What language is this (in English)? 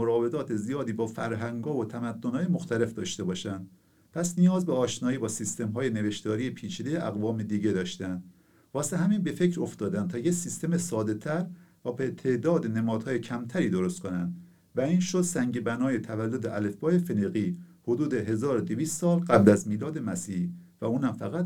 Persian